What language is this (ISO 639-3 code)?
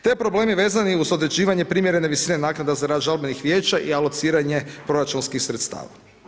hrv